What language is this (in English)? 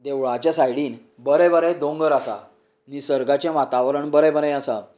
Konkani